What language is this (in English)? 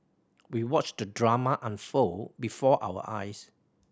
English